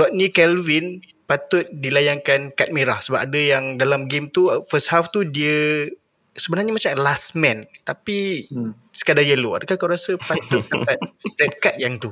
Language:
Malay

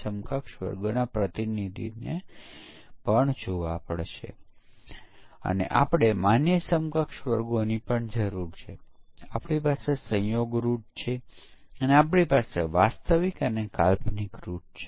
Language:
Gujarati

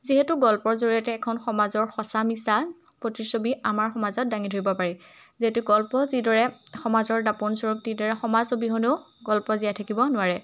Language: Assamese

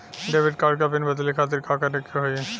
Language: Bhojpuri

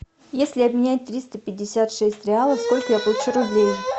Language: Russian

